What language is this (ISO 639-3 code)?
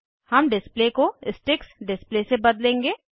hin